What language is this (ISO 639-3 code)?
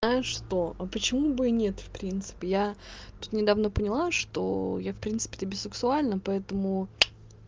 rus